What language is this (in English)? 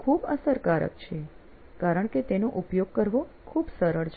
Gujarati